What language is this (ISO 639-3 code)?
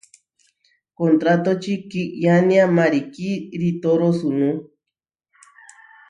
var